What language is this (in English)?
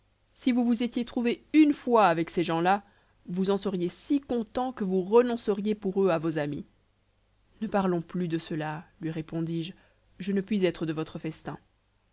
French